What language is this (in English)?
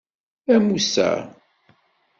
Kabyle